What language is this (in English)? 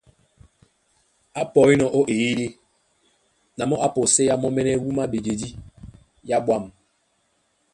Duala